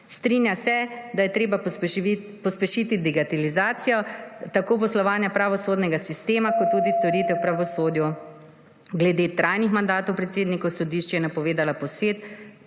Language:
Slovenian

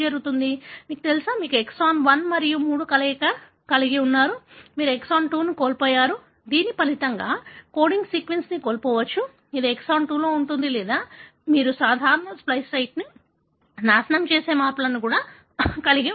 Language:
Telugu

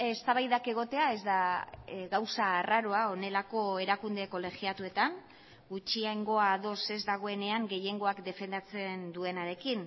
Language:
Basque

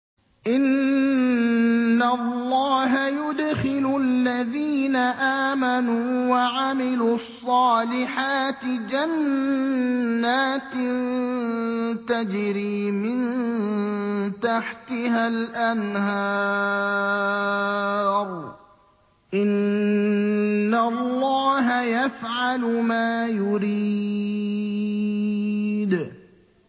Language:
Arabic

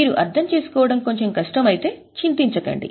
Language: Telugu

